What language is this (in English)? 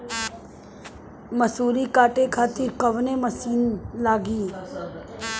Bhojpuri